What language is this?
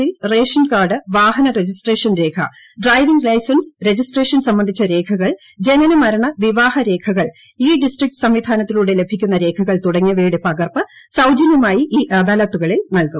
Malayalam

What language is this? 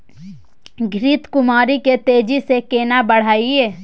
Maithili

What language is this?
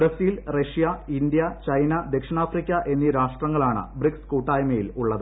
Malayalam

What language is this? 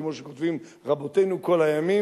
Hebrew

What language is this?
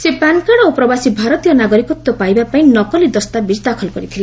Odia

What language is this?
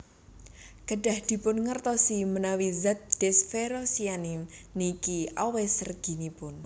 Javanese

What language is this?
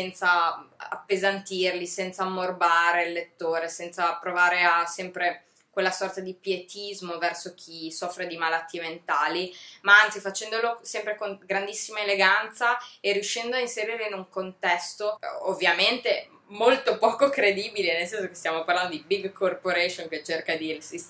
Italian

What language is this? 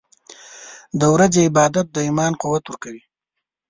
Pashto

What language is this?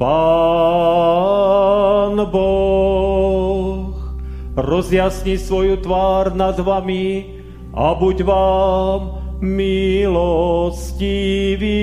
Slovak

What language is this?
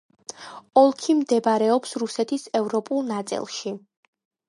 Georgian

